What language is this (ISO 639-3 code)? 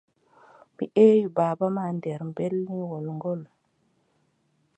fub